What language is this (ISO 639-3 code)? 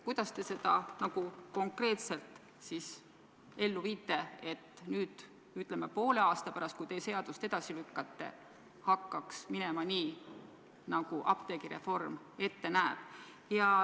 est